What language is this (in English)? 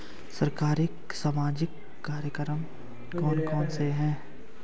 Hindi